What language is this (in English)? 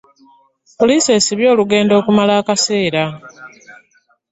Ganda